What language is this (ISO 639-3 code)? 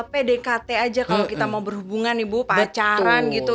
ind